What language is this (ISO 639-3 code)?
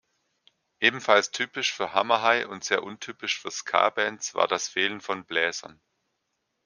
deu